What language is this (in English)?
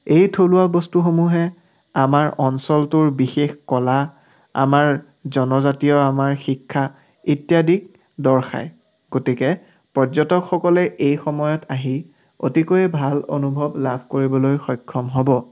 Assamese